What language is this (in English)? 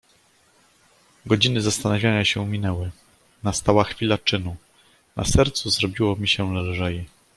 Polish